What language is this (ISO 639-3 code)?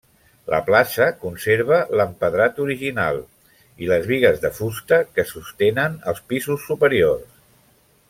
cat